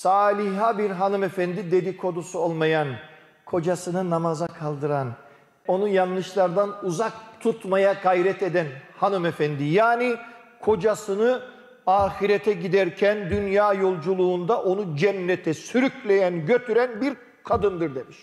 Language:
Turkish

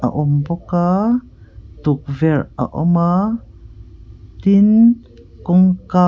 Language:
Mizo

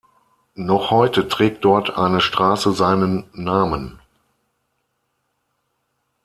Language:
German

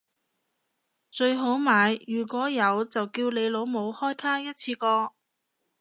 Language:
Cantonese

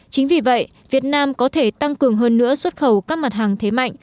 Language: Vietnamese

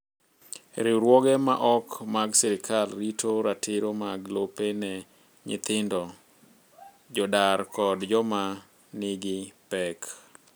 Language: Luo (Kenya and Tanzania)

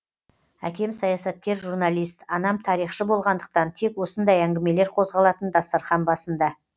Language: Kazakh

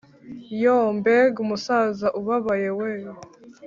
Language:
Kinyarwanda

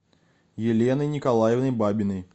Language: Russian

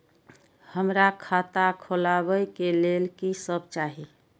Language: Maithili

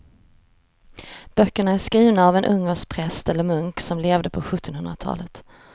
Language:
Swedish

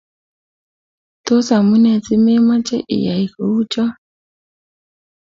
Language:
Kalenjin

